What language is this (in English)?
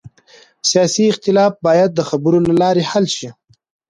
Pashto